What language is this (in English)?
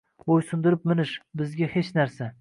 Uzbek